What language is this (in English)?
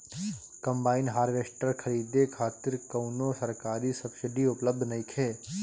Bhojpuri